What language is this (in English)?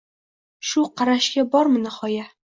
Uzbek